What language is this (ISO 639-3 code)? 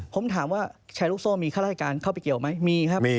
tha